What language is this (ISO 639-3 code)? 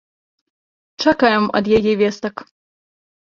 bel